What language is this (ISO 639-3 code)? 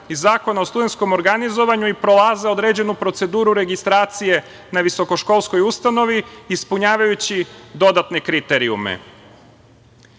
srp